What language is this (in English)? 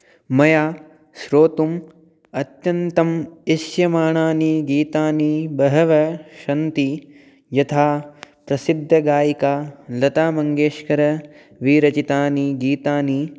Sanskrit